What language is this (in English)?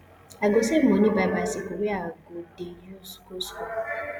Nigerian Pidgin